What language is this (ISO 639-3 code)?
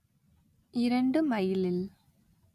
tam